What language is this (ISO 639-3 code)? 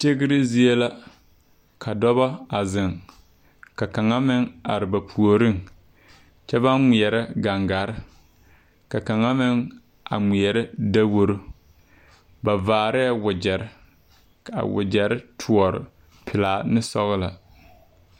dga